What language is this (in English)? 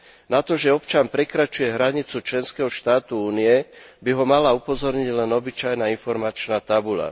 Slovak